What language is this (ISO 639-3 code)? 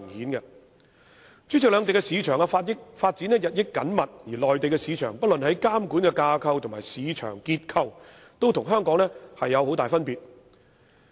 yue